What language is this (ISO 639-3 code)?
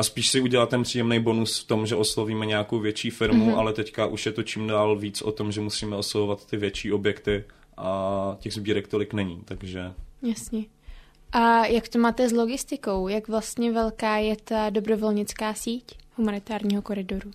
ces